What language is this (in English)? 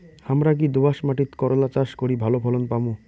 Bangla